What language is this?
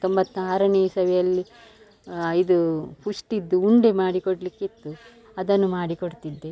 Kannada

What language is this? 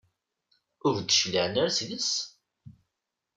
Kabyle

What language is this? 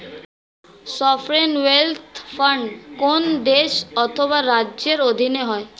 Bangla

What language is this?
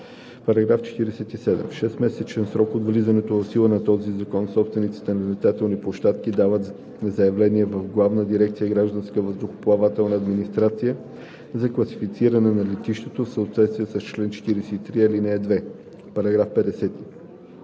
Bulgarian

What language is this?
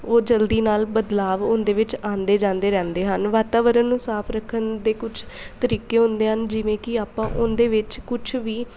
Punjabi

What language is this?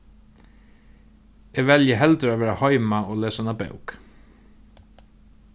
Faroese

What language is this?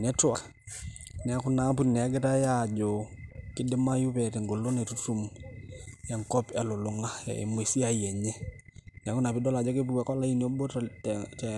Masai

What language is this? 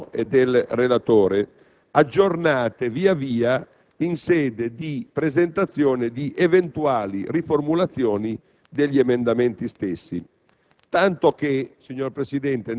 Italian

